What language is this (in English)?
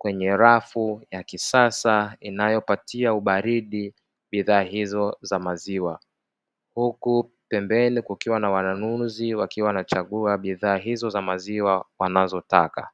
Swahili